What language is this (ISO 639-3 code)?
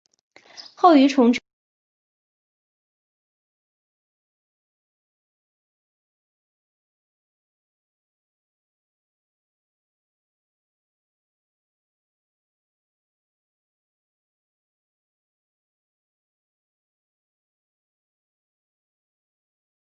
zho